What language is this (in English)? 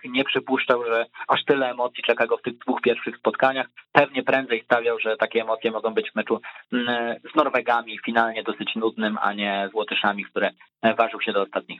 Polish